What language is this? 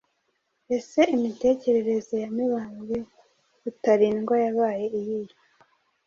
Kinyarwanda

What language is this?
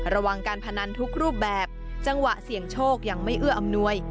Thai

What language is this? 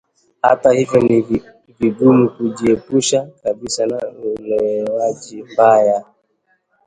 Swahili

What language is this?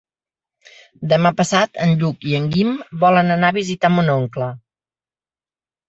Catalan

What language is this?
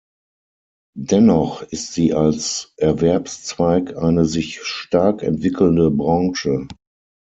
German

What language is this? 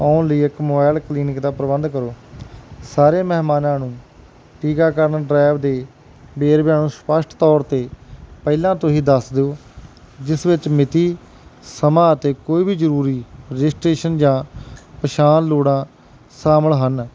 Punjabi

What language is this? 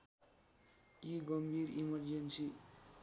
Nepali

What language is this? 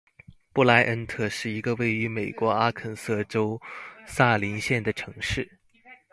Chinese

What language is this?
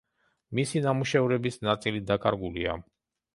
Georgian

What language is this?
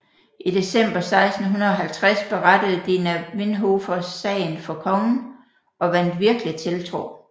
Danish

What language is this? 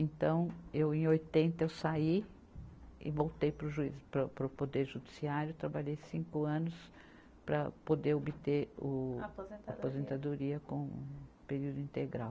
Portuguese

